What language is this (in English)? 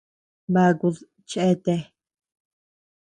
Tepeuxila Cuicatec